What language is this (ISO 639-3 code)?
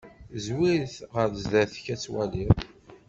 kab